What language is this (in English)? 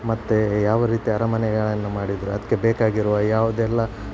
Kannada